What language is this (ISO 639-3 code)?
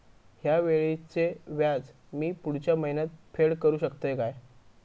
mar